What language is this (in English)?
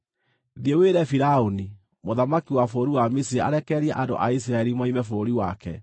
Kikuyu